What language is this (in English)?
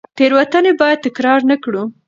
Pashto